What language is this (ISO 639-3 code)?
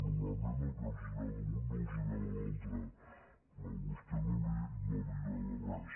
cat